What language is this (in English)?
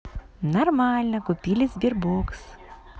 Russian